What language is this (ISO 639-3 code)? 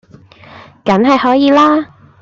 yue